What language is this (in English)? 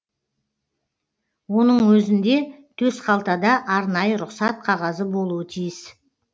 Kazakh